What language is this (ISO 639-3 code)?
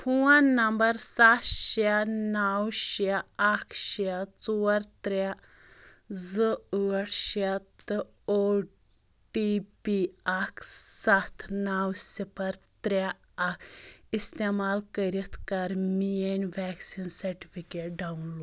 kas